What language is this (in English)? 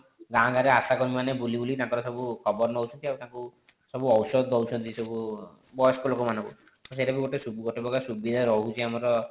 Odia